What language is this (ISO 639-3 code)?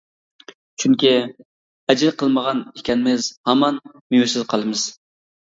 uig